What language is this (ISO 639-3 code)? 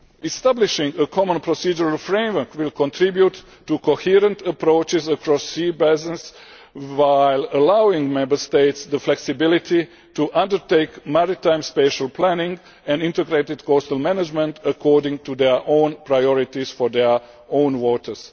eng